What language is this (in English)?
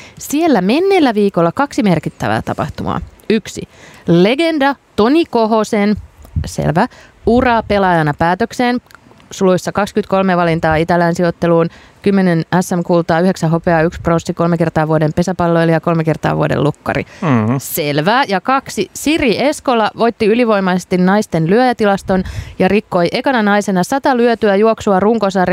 Finnish